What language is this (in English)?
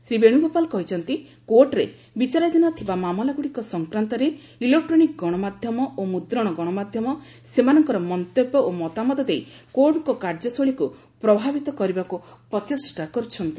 Odia